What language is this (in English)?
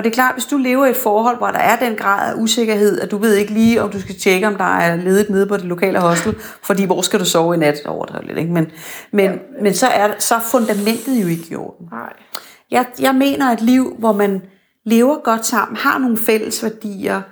Danish